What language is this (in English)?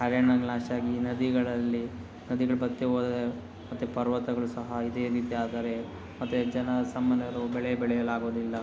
Kannada